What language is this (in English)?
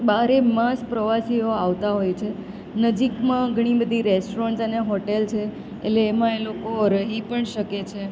Gujarati